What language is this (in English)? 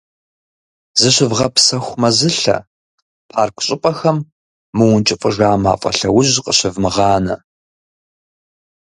Kabardian